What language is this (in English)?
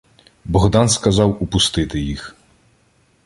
Ukrainian